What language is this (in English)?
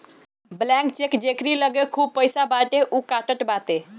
Bhojpuri